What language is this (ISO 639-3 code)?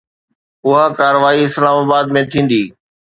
snd